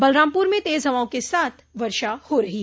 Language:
Hindi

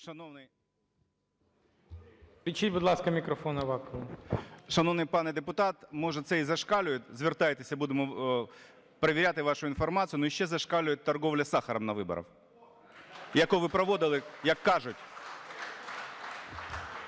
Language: Ukrainian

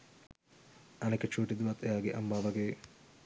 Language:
Sinhala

